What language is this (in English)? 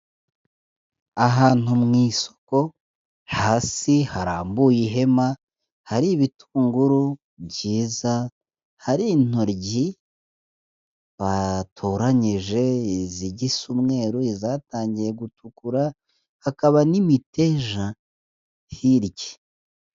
Kinyarwanda